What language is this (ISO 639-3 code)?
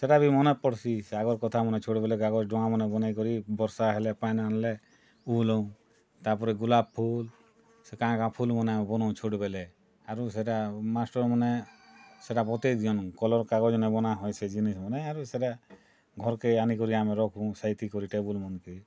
ori